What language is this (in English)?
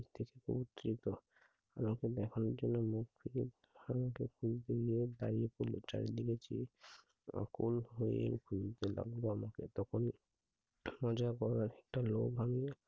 Bangla